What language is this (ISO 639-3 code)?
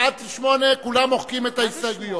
heb